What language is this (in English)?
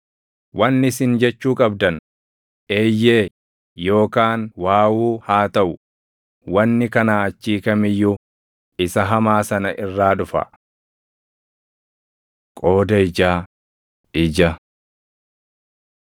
Oromo